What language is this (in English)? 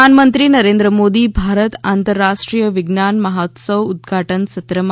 Gujarati